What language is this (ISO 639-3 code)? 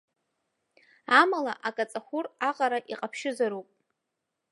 abk